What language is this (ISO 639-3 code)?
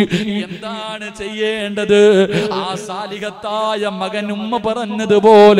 ara